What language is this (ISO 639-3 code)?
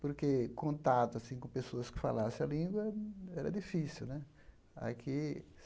por